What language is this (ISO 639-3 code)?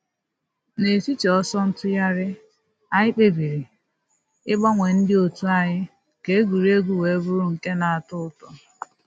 ibo